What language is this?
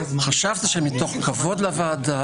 Hebrew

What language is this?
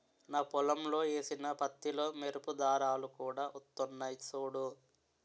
Telugu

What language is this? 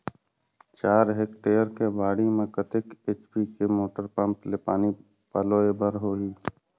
Chhattisgarhi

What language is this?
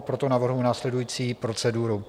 Czech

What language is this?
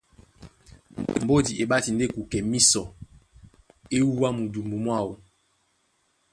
Duala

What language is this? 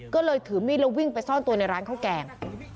Thai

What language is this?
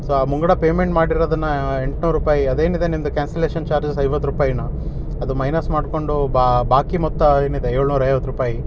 Kannada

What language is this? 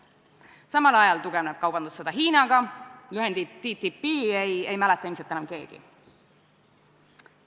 Estonian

